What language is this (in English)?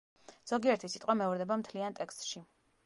Georgian